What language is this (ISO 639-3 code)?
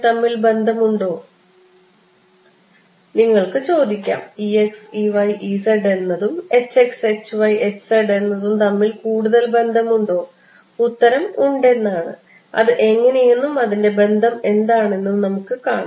mal